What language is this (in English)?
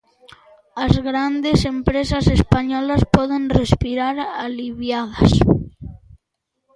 Galician